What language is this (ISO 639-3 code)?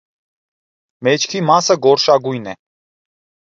hye